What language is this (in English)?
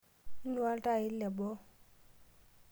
Masai